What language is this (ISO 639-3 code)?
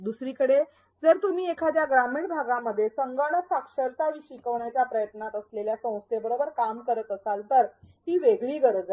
mar